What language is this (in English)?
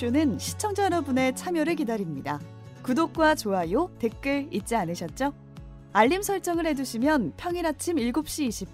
Korean